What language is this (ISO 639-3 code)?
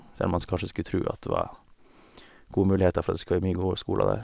nor